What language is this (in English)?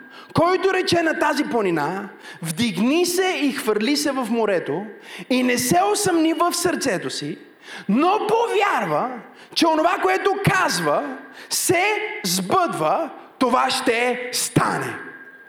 Bulgarian